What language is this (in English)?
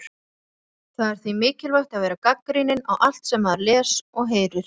Icelandic